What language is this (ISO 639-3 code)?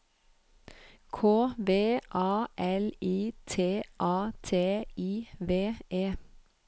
nor